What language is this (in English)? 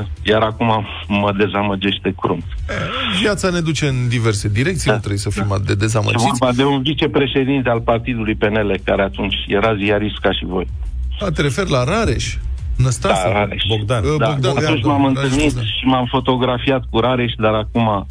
Romanian